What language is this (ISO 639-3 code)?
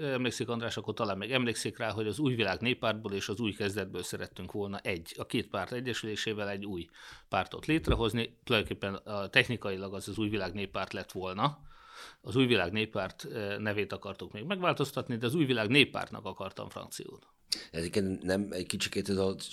hun